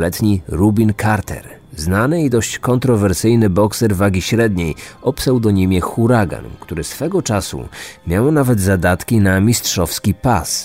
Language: Polish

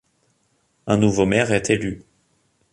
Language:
French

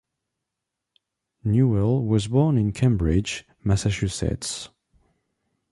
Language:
English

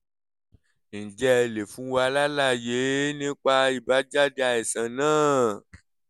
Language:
Yoruba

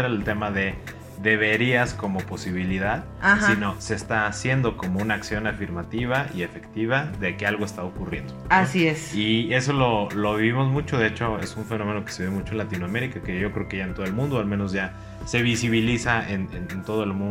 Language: Spanish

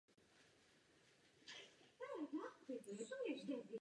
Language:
Czech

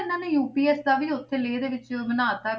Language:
Punjabi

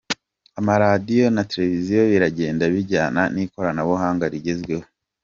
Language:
Kinyarwanda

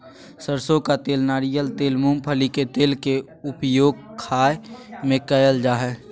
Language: Magahi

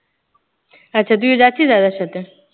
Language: Bangla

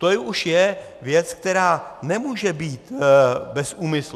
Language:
Czech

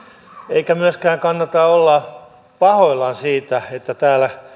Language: Finnish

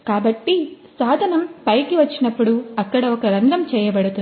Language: Telugu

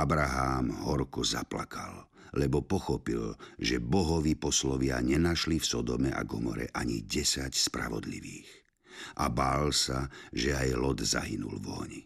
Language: Slovak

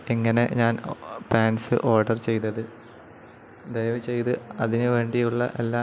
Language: Malayalam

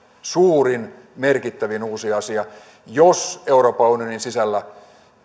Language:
Finnish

